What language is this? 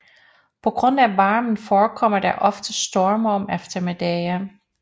Danish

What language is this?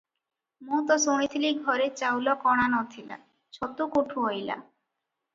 Odia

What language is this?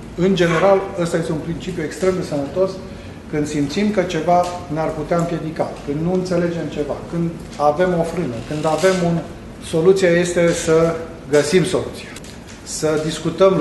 Romanian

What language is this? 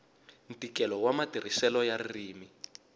Tsonga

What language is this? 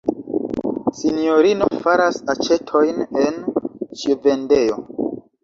Esperanto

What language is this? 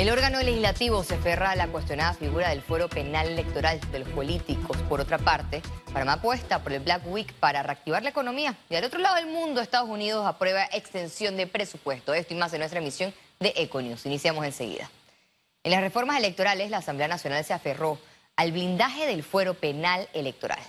Spanish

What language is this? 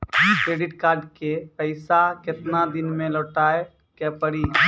Maithili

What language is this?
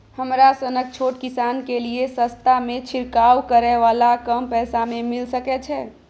Maithili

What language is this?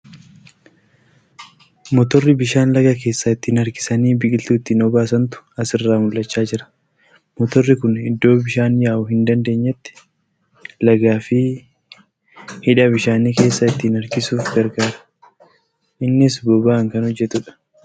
Oromo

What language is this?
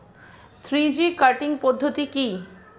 Bangla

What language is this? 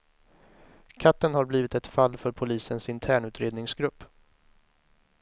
Swedish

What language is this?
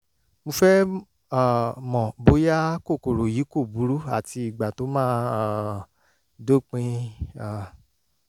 Yoruba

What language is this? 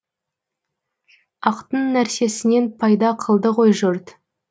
Kazakh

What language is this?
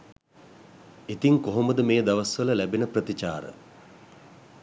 Sinhala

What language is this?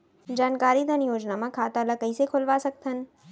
Chhattisgarhi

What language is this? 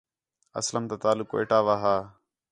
Khetrani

